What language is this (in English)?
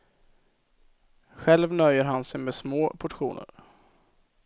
Swedish